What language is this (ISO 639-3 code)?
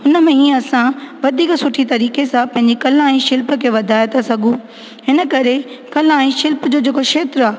snd